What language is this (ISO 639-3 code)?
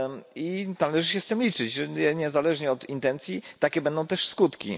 pol